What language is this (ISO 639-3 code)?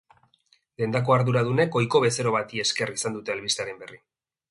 eus